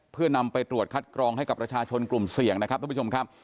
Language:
Thai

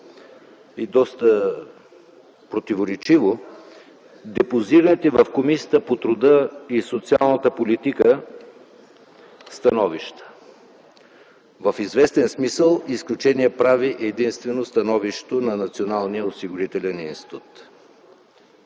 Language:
Bulgarian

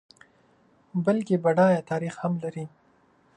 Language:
Pashto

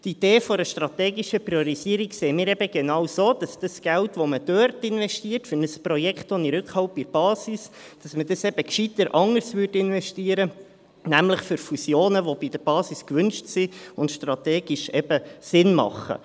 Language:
Swiss German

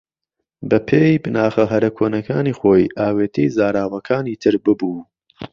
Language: Central Kurdish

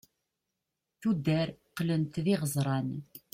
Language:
Kabyle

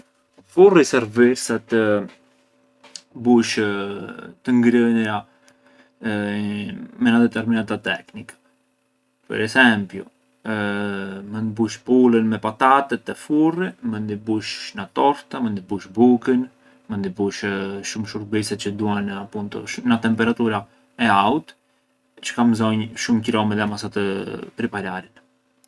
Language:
Arbëreshë Albanian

